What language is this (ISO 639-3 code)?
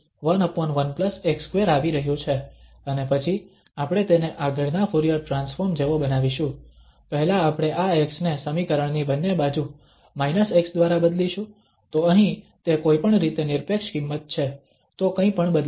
guj